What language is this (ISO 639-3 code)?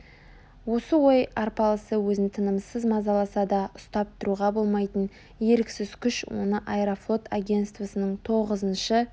kaz